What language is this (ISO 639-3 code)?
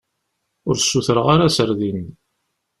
kab